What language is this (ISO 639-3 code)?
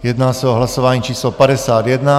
ces